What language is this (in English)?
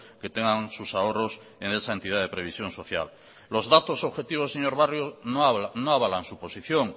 Spanish